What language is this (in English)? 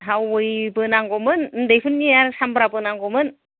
Bodo